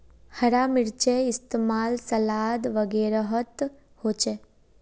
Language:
Magahi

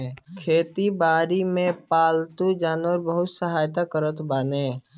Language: Bhojpuri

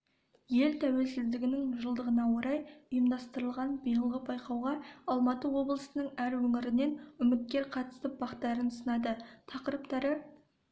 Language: Kazakh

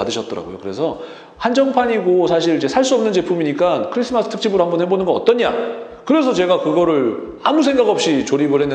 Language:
Korean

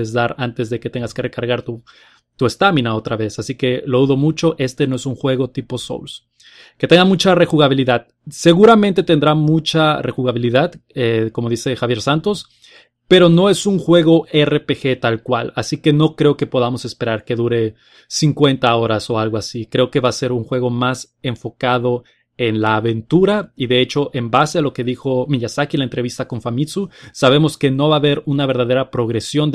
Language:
Spanish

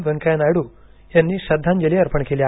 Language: Marathi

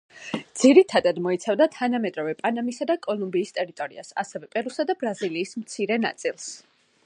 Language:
Georgian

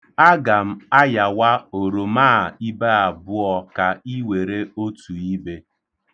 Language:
Igbo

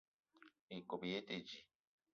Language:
Eton (Cameroon)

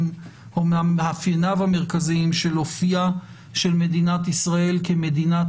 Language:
Hebrew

